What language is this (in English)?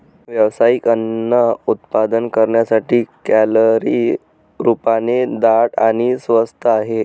Marathi